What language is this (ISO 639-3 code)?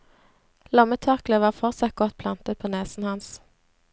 nor